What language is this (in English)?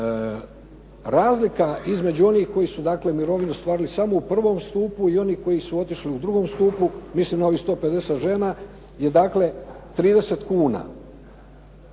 Croatian